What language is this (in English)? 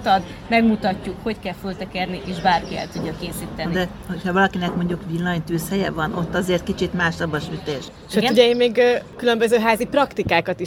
Hungarian